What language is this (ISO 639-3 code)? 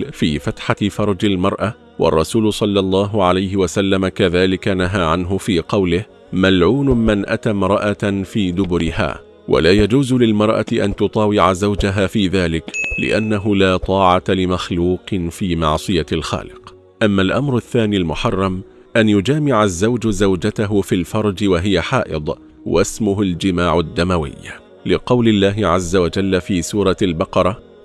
ara